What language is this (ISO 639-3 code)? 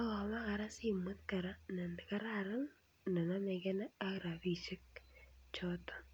kln